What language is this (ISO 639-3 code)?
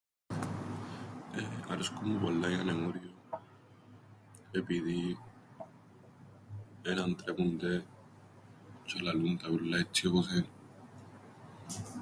ell